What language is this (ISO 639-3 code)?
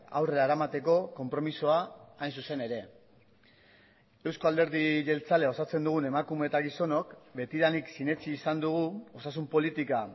eus